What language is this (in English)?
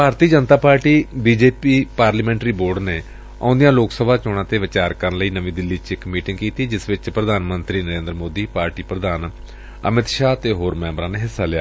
Punjabi